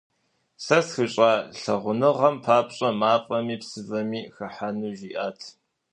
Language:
Kabardian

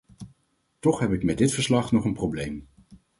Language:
Dutch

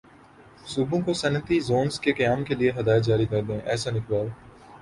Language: Urdu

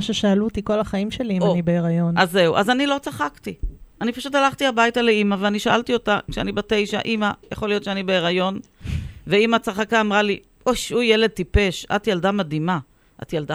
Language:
Hebrew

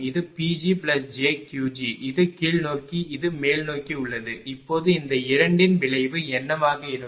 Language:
Tamil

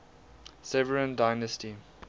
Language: English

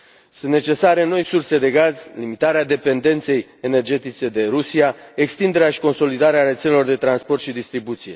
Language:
Romanian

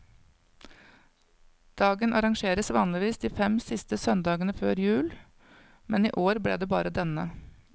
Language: Norwegian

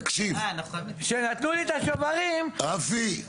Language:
Hebrew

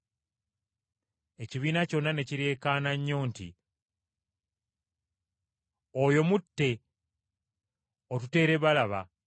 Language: Ganda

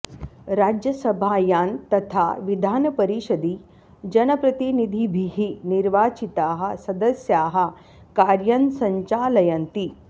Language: Sanskrit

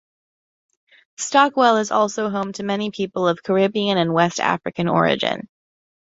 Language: English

